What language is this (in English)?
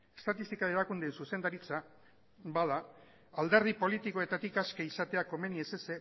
Basque